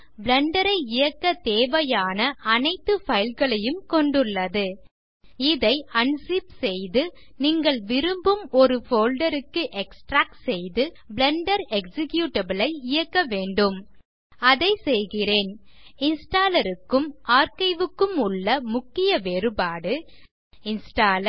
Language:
Tamil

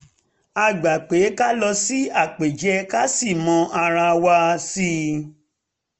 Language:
Yoruba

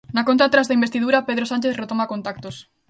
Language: Galician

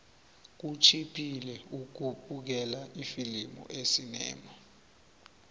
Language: South Ndebele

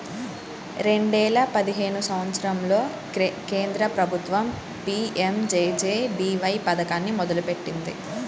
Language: Telugu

